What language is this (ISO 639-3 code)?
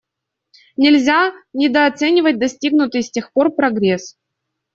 rus